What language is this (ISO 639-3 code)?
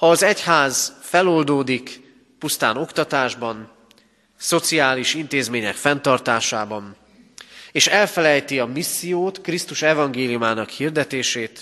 hun